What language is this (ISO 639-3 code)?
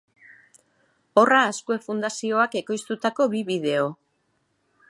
eus